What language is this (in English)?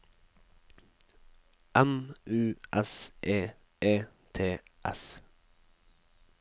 Norwegian